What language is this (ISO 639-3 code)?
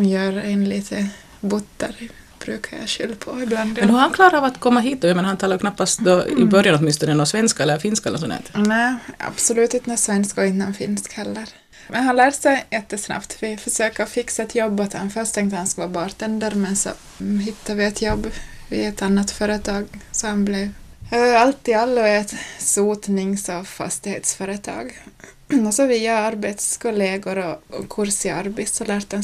swe